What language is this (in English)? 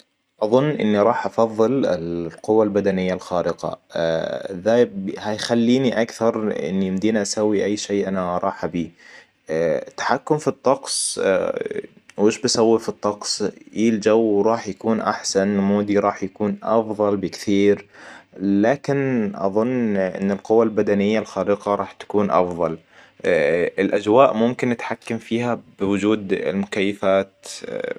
Hijazi Arabic